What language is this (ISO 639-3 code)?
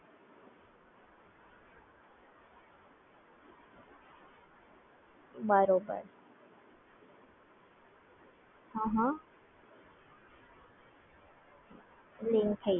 guj